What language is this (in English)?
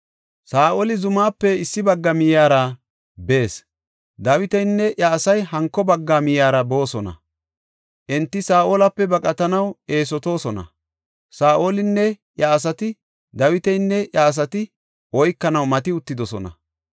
Gofa